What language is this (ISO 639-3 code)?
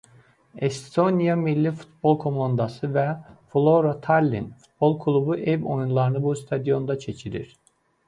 aze